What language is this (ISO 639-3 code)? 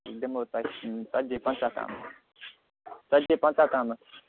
kas